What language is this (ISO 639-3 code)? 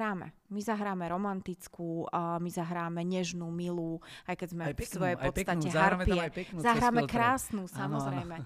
slk